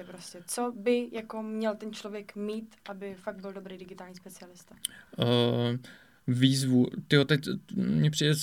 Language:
Czech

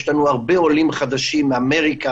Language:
Hebrew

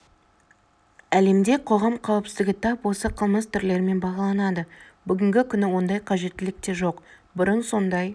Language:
Kazakh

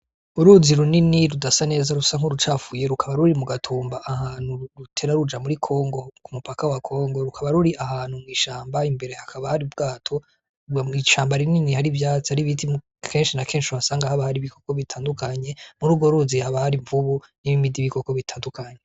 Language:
Rundi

